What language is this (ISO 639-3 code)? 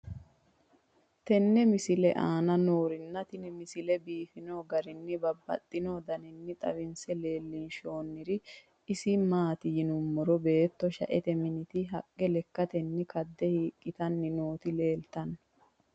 sid